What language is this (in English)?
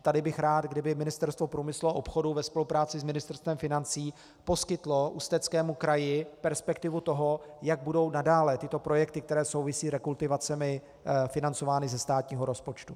Czech